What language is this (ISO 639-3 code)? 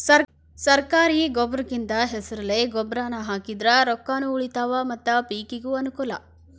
kan